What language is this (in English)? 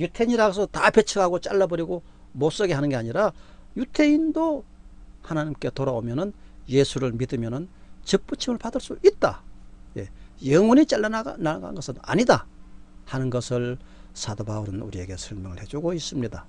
Korean